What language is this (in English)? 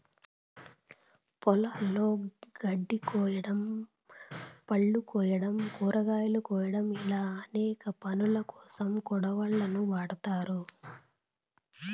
Telugu